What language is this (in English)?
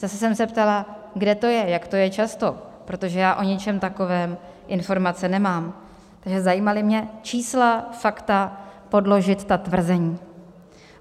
Czech